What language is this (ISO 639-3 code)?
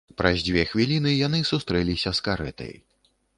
bel